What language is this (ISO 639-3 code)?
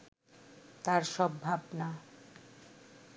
ben